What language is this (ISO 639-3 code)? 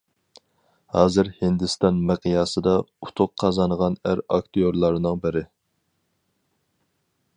uig